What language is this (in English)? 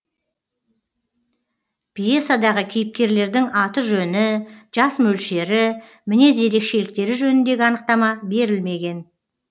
Kazakh